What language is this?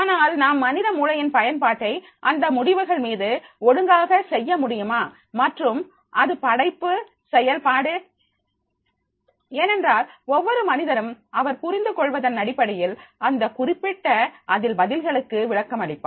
Tamil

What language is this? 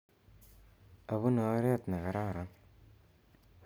Kalenjin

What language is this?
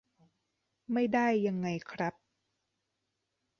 Thai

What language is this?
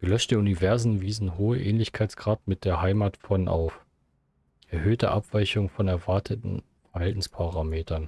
German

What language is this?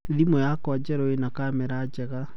Kikuyu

